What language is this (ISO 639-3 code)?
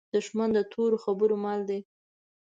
pus